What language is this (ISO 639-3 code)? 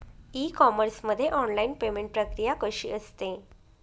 mar